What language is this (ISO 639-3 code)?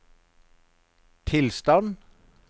nor